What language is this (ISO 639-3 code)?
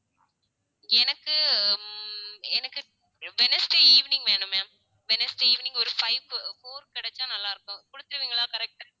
tam